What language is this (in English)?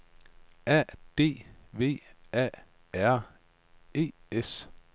Danish